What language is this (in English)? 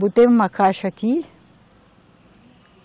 Portuguese